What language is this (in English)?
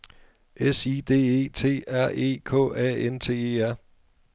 Danish